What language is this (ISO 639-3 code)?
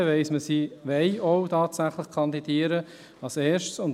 gsw